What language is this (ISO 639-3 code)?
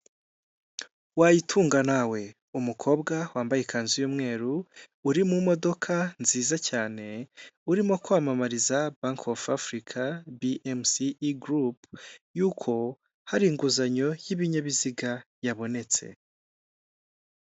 kin